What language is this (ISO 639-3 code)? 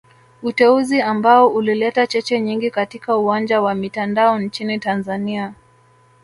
swa